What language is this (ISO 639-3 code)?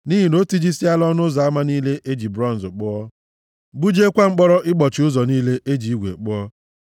ibo